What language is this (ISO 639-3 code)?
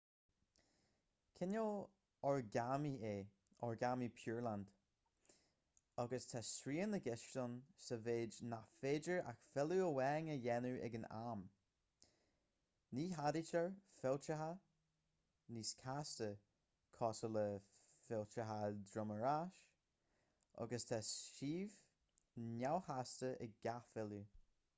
gle